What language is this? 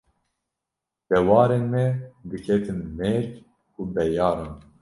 Kurdish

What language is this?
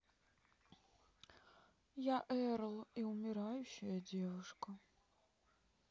Russian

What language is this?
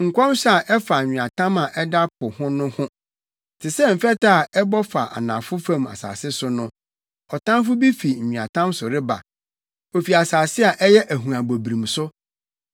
Akan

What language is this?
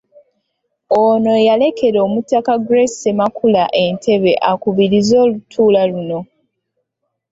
Ganda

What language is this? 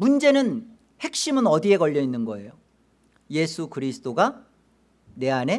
Korean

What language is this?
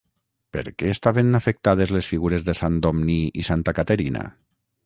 Catalan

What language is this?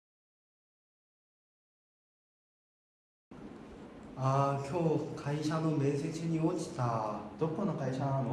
Japanese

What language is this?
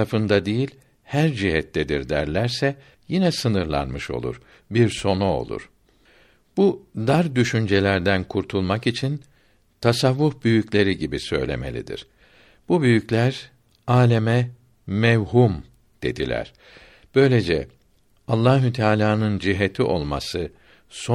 Turkish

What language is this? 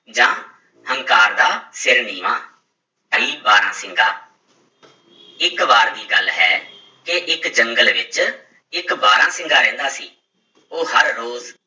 Punjabi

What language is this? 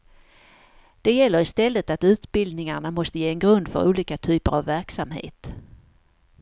Swedish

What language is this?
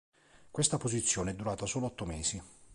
Italian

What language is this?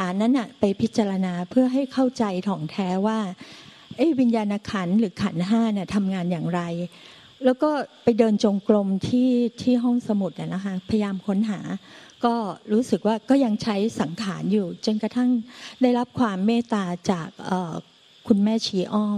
Thai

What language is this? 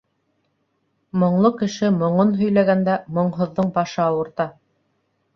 Bashkir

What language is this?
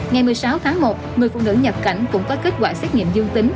Vietnamese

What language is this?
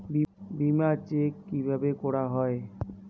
Bangla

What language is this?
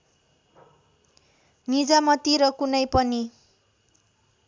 Nepali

